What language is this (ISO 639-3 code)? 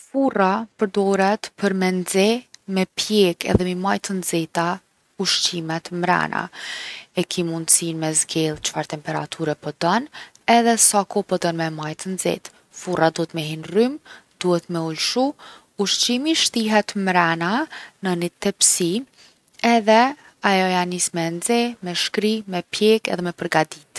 aln